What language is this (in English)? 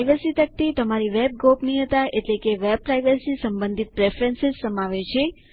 Gujarati